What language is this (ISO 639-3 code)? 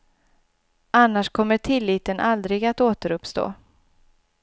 swe